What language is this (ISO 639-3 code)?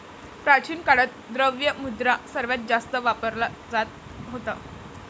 mar